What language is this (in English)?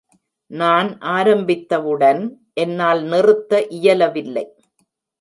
Tamil